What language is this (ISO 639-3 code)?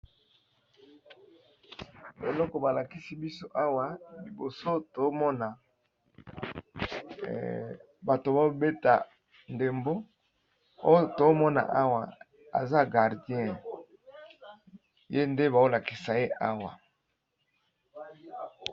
lin